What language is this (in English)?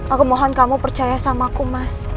Indonesian